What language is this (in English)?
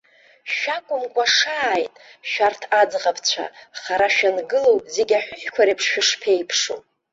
Abkhazian